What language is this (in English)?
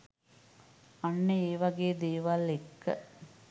Sinhala